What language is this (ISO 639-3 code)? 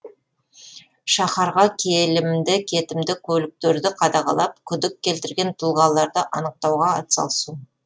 kaz